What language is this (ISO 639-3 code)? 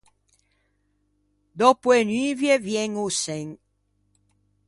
lij